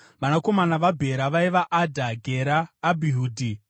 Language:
Shona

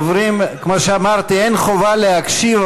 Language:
Hebrew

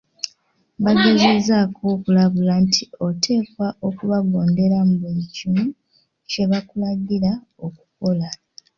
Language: Ganda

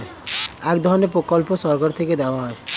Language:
Bangla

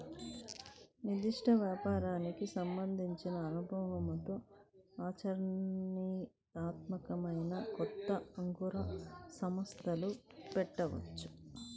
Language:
Telugu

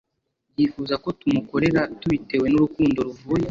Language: Kinyarwanda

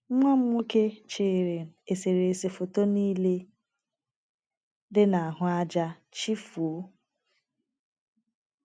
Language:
Igbo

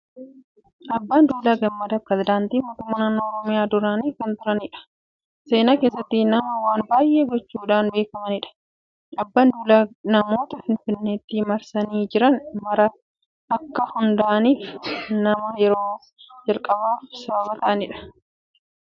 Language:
Oromo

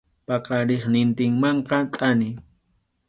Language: Arequipa-La Unión Quechua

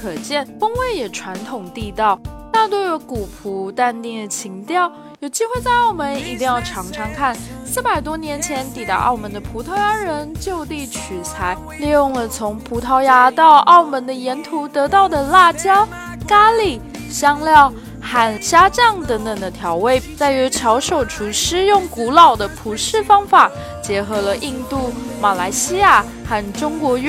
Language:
Chinese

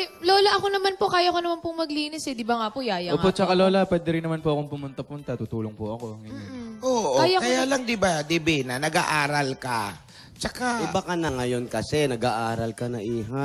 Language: Filipino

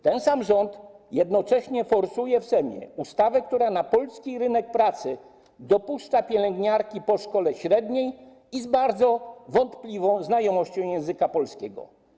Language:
Polish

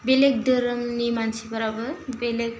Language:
Bodo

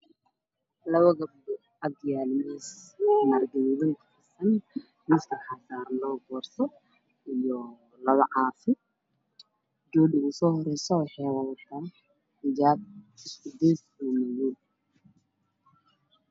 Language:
Somali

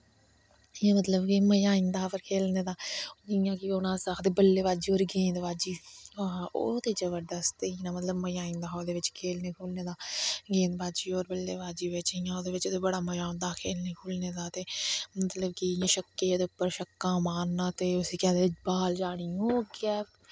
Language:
Dogri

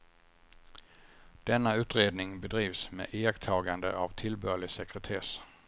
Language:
Swedish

